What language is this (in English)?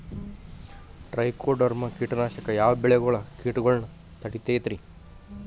Kannada